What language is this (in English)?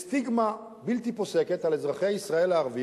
Hebrew